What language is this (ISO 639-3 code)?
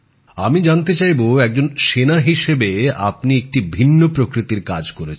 ben